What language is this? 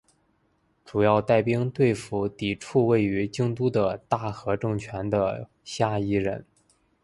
Chinese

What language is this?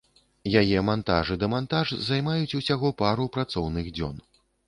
Belarusian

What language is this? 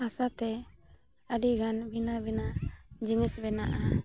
Santali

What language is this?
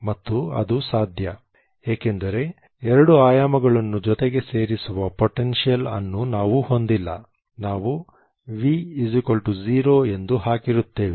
Kannada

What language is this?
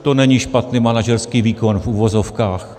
Czech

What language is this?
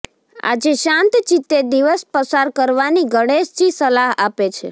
Gujarati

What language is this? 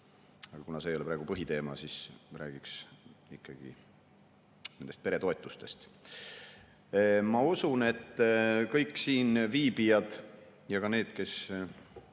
Estonian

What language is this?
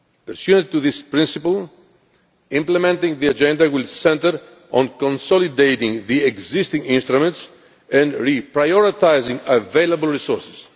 English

